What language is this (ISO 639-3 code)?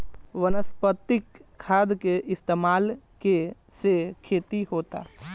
bho